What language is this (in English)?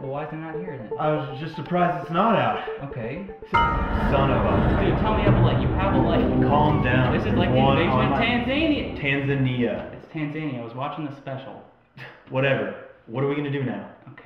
English